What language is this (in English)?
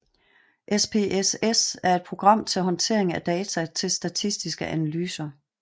Danish